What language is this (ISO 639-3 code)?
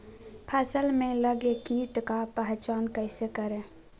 mag